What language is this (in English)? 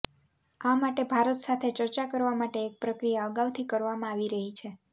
Gujarati